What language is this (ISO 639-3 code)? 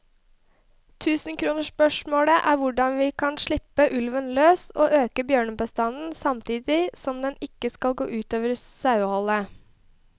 nor